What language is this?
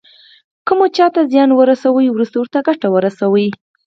Pashto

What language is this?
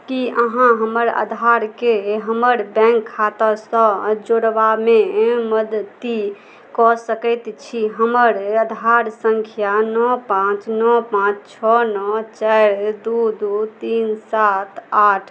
Maithili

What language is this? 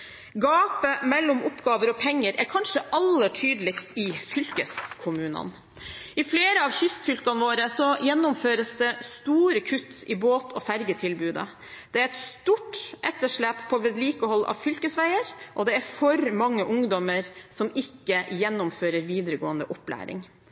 Norwegian Bokmål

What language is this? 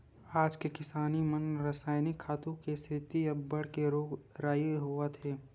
Chhattisgarhi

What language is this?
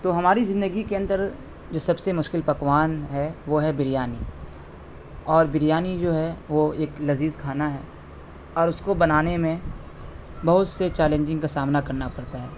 Urdu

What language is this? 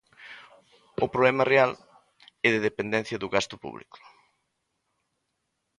Galician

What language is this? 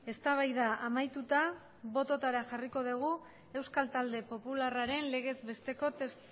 Basque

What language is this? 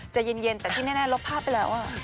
Thai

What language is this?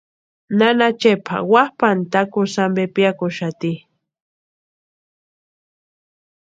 Western Highland Purepecha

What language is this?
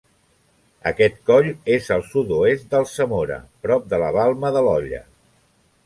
Catalan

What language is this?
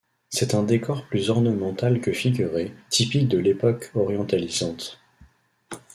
French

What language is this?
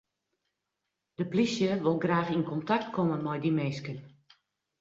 Western Frisian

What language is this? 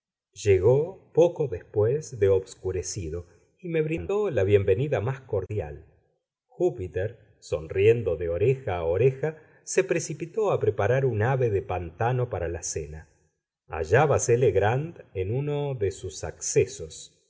Spanish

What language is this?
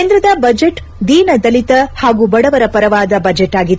Kannada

